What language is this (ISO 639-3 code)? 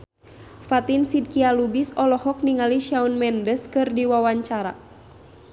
sun